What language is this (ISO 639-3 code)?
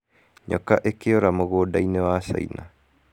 kik